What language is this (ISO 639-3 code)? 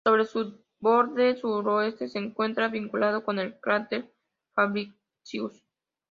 spa